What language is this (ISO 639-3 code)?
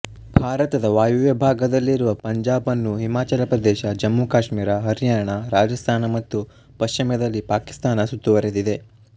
kan